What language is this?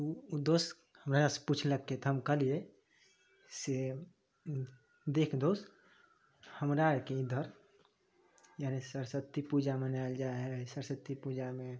Maithili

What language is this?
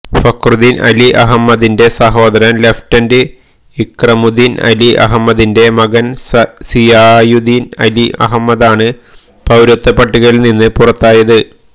Malayalam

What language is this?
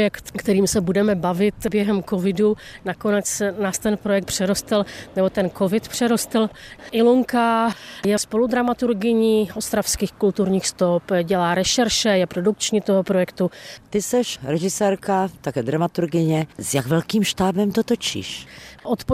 Czech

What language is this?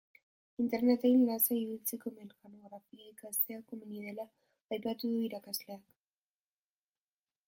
Basque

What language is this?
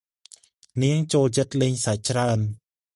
Khmer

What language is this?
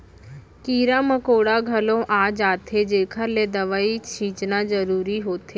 Chhattisgarhi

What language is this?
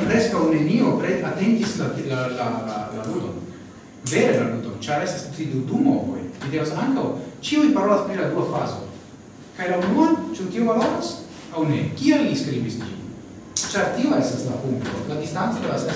Italian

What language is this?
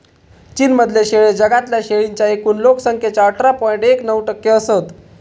Marathi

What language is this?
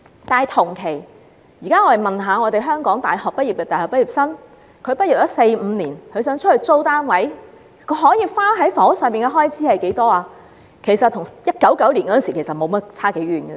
Cantonese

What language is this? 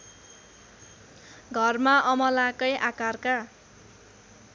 Nepali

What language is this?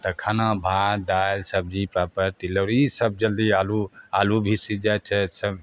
Maithili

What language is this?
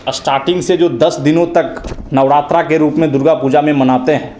Hindi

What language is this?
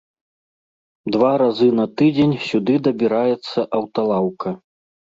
Belarusian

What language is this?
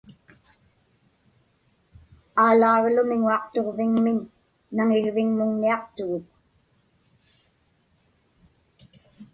Inupiaq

